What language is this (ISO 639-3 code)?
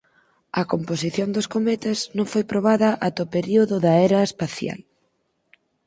glg